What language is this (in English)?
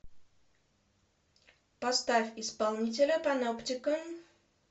Russian